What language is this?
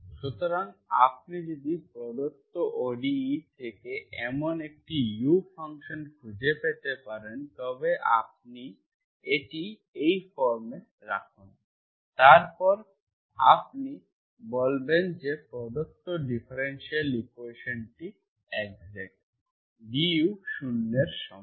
Bangla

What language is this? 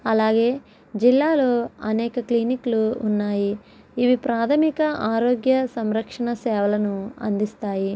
Telugu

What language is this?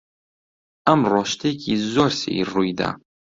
Central Kurdish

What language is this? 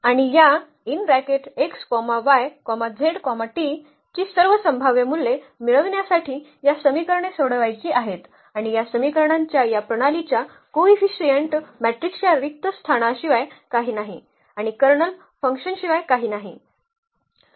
Marathi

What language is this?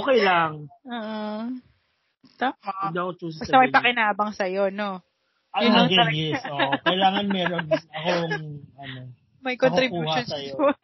Filipino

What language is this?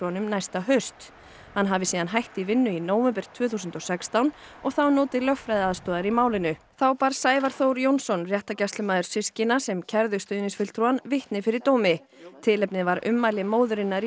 Icelandic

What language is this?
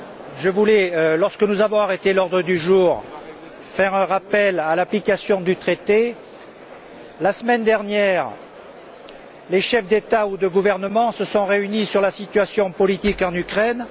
French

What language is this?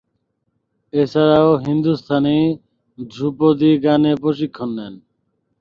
Bangla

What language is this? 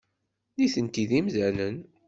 Kabyle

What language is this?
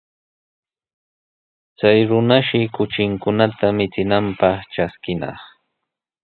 Sihuas Ancash Quechua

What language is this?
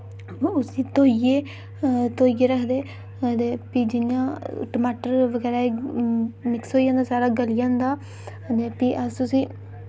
Dogri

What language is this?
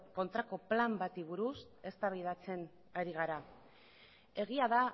Basque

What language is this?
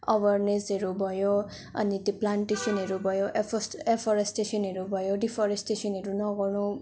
Nepali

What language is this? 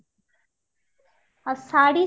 Odia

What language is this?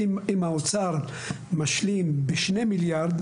Hebrew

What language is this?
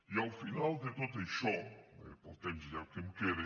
Catalan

